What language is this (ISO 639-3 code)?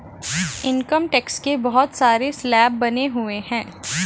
hin